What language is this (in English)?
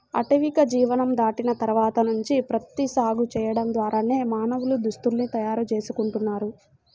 Telugu